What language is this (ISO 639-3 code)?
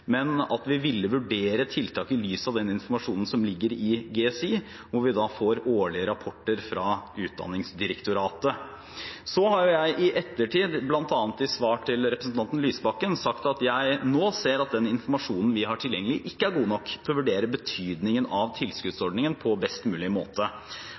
nob